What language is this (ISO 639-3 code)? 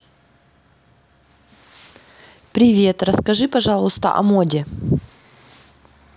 rus